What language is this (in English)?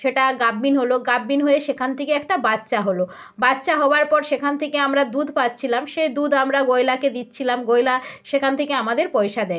Bangla